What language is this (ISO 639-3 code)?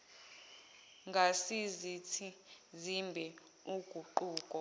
zul